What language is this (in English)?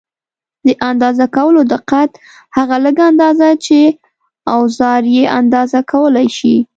Pashto